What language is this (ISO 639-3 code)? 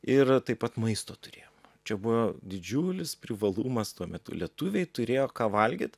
lit